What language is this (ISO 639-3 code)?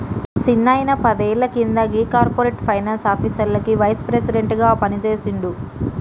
tel